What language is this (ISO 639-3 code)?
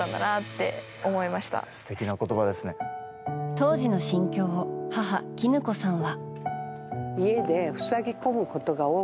jpn